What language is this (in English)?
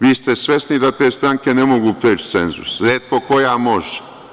Serbian